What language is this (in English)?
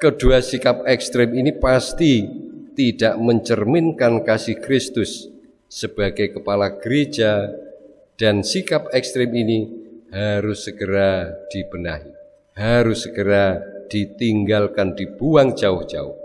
Indonesian